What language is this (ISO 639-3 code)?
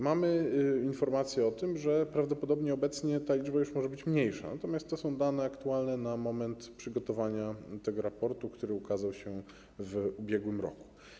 pol